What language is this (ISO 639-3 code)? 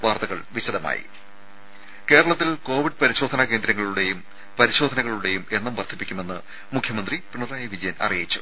mal